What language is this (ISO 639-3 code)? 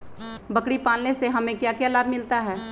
mag